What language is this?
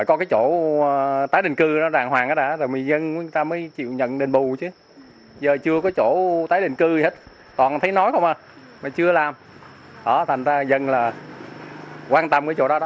Vietnamese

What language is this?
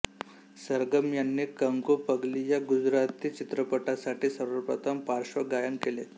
Marathi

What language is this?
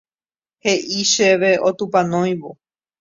Guarani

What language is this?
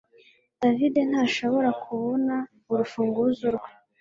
Kinyarwanda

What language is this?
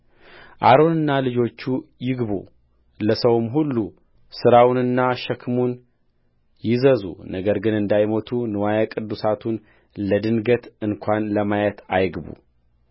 Amharic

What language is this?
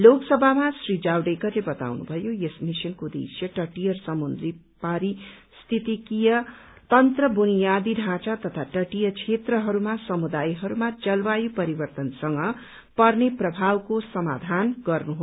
Nepali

